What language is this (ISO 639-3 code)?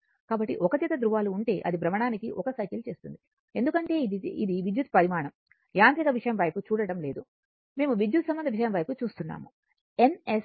tel